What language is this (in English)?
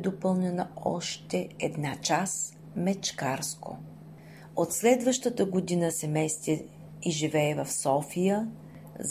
Bulgarian